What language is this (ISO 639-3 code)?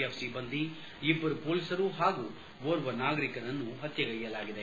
kan